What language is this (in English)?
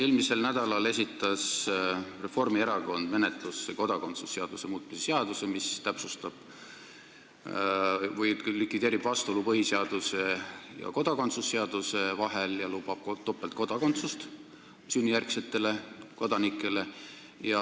Estonian